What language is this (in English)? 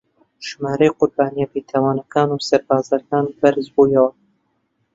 Central Kurdish